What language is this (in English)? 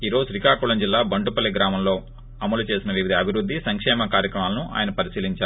Telugu